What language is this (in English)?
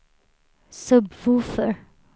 Swedish